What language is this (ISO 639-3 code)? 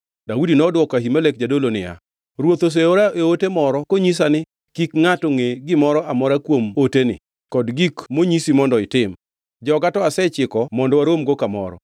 luo